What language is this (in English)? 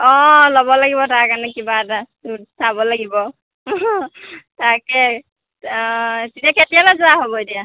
Assamese